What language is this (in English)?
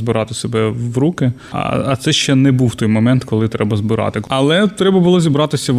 Ukrainian